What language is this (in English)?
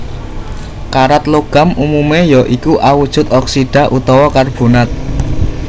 Javanese